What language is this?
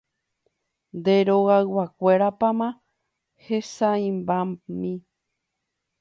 Guarani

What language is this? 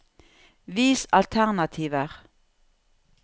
Norwegian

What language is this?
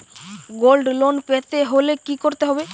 Bangla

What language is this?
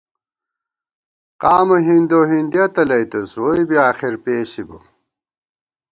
Gawar-Bati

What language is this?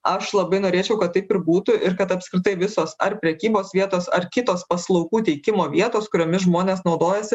Lithuanian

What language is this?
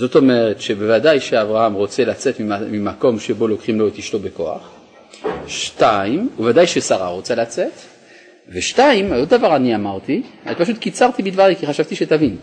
Hebrew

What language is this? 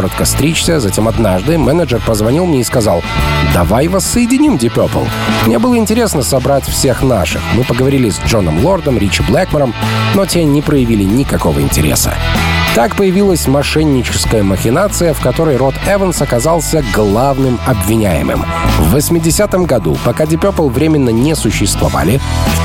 Russian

